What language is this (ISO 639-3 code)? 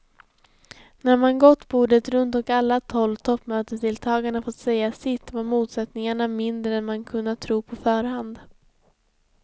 swe